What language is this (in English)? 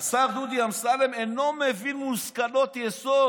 Hebrew